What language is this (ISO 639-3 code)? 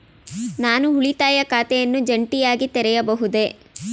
kan